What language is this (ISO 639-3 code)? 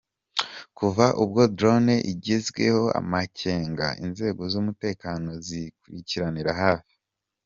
kin